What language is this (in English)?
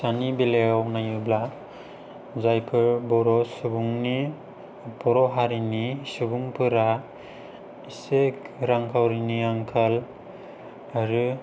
Bodo